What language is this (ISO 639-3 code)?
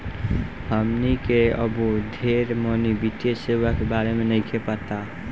bho